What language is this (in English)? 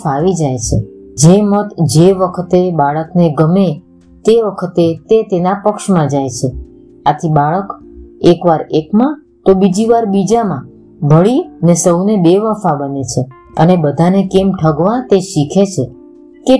Gujarati